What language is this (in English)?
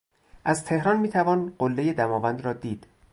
Persian